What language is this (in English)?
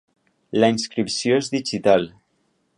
Catalan